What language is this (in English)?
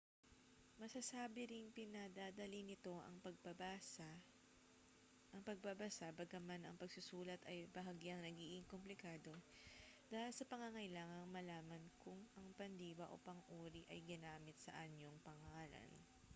Filipino